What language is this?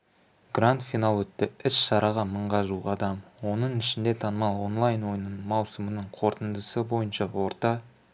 Kazakh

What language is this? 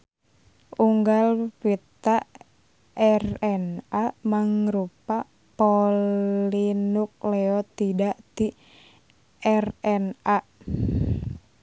Sundanese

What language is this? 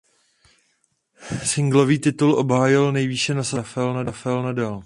Czech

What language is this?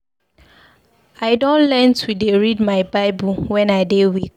Nigerian Pidgin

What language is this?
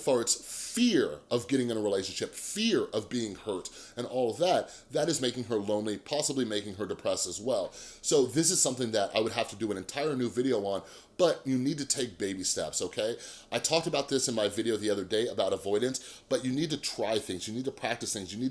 English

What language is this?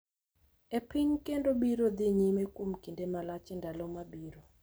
Luo (Kenya and Tanzania)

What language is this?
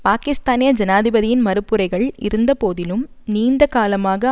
Tamil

